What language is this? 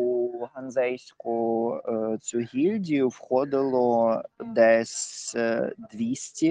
Ukrainian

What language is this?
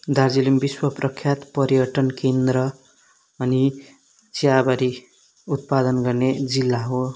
Nepali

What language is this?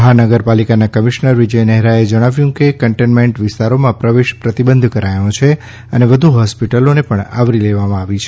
Gujarati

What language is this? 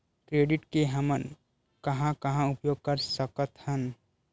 Chhattisgarhi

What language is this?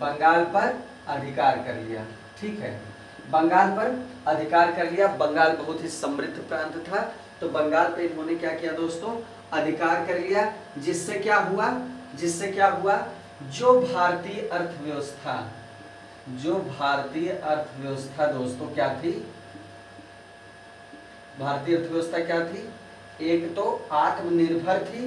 Hindi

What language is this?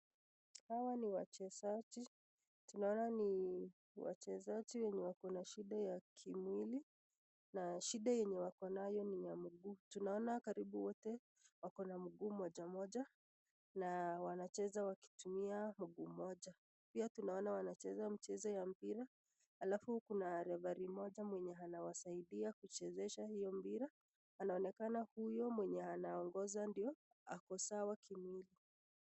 Swahili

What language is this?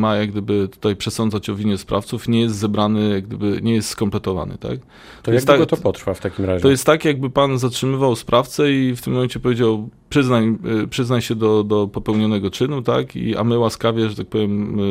Polish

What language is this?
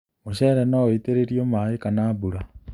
Kikuyu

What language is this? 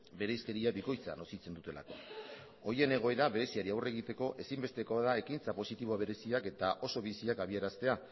Basque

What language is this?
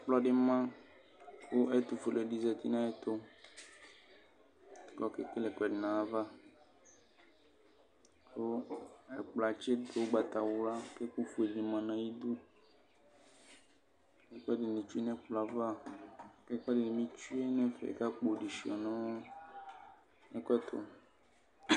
Ikposo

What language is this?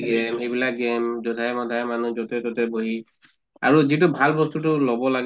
Assamese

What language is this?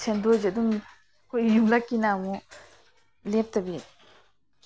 Manipuri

